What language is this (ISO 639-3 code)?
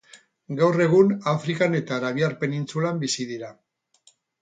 eus